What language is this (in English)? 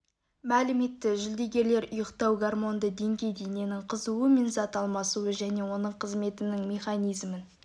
Kazakh